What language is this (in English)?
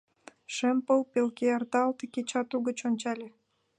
Mari